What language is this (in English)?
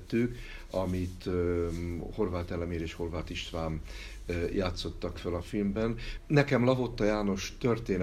Hungarian